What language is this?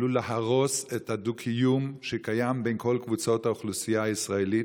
Hebrew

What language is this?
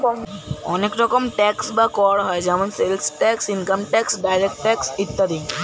Bangla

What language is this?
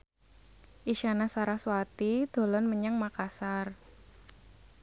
Javanese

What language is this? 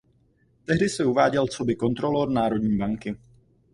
Czech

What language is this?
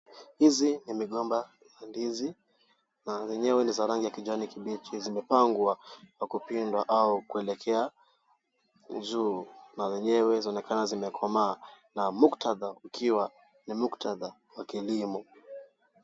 Swahili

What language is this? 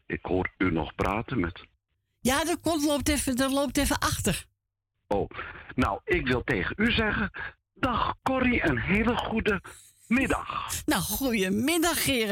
Dutch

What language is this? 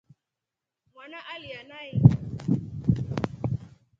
Rombo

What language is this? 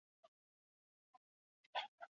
Basque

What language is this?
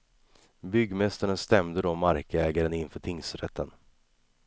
Swedish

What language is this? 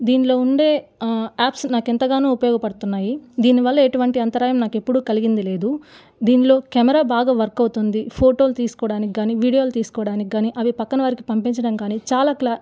Telugu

